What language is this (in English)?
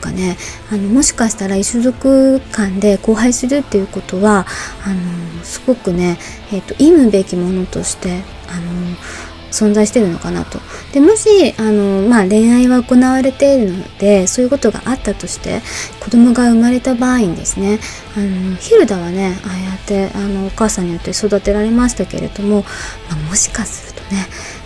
Japanese